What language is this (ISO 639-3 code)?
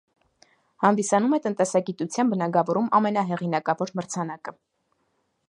hye